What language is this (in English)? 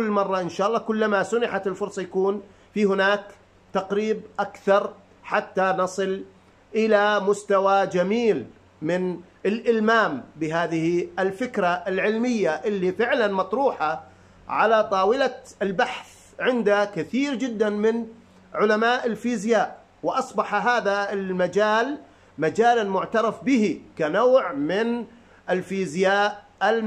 Arabic